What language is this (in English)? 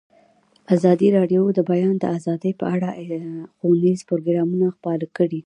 Pashto